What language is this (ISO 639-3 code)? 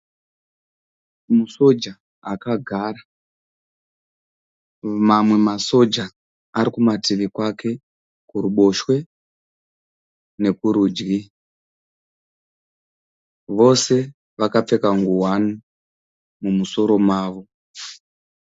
sna